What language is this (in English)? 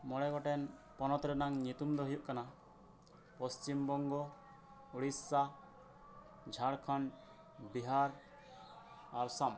Santali